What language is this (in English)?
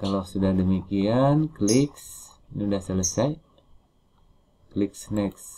Indonesian